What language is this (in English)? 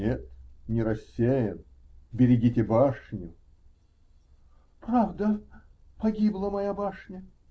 Russian